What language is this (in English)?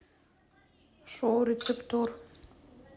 Russian